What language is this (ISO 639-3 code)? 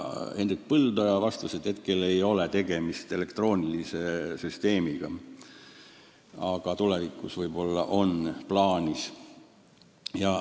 est